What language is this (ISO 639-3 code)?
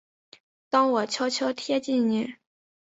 zho